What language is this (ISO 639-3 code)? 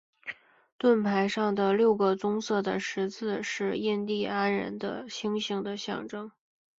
zho